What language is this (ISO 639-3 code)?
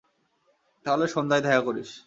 ben